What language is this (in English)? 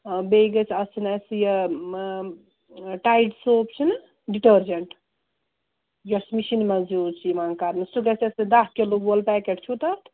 Kashmiri